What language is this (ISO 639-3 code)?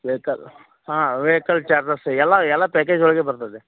kan